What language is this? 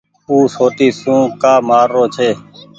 Goaria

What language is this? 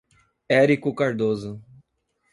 Portuguese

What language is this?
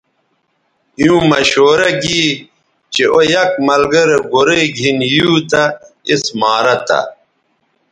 Bateri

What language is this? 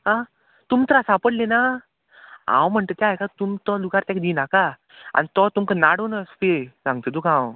Konkani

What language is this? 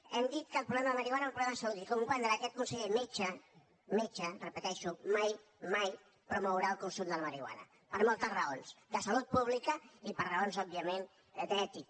Catalan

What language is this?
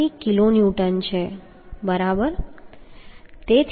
Gujarati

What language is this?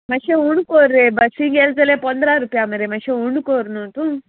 Konkani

